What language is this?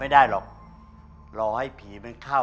Thai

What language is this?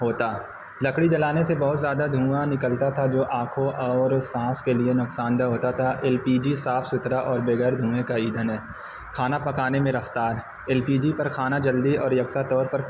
Urdu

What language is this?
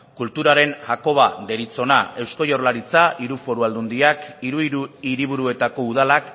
Basque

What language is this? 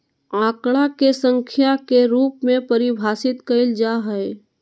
Magahi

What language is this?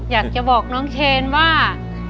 Thai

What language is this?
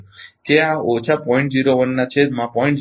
Gujarati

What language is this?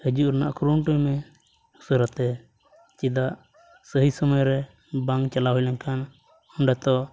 Santali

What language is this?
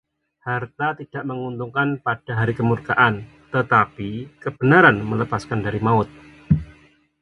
Indonesian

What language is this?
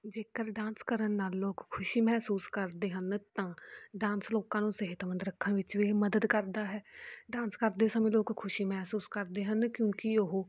Punjabi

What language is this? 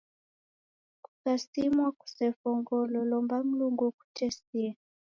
Taita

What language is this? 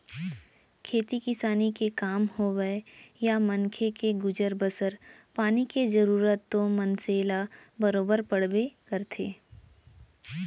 Chhattisgarhi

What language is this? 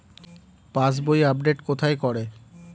Bangla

